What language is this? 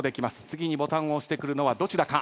Japanese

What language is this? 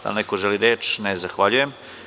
Serbian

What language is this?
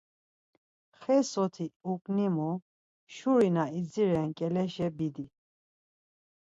Laz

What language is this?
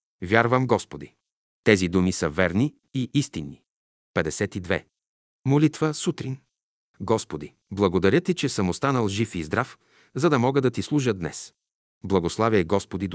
Bulgarian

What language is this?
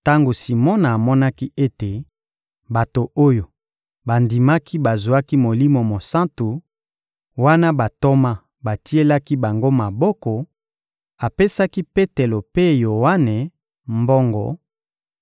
Lingala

